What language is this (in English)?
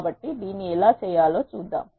Telugu